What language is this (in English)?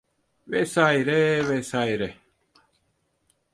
Turkish